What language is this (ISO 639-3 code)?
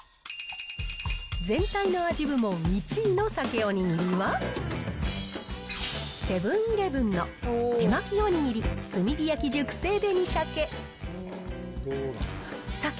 jpn